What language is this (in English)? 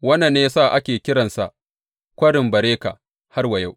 Hausa